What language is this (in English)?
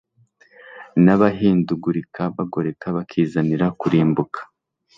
Kinyarwanda